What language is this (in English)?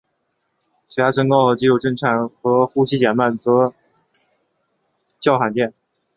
Chinese